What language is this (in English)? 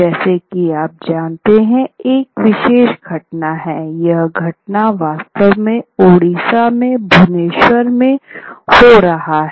Hindi